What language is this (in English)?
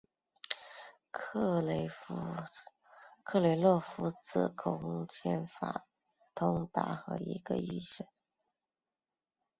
Chinese